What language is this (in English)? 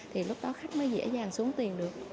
Vietnamese